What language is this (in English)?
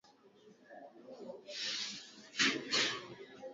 Swahili